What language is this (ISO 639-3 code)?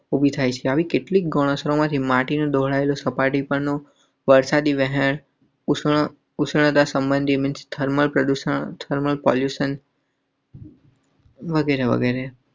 guj